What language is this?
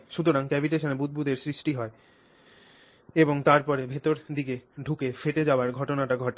Bangla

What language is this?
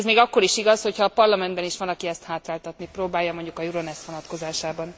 Hungarian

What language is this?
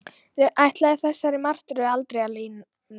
Icelandic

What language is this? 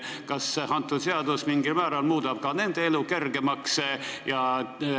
Estonian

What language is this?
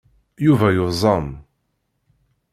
Kabyle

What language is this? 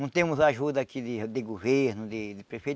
Portuguese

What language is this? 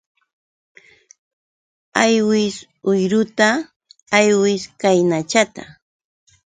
Yauyos Quechua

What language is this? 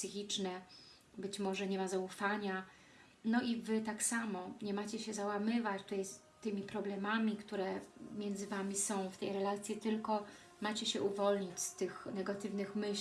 Polish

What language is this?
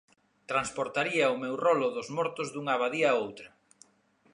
Galician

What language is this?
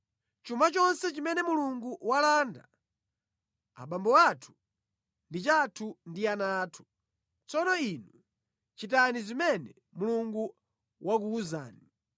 Nyanja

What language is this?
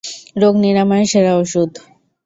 Bangla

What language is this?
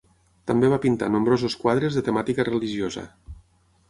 Catalan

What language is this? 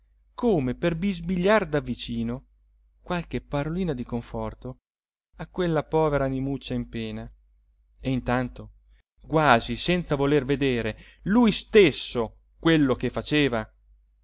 Italian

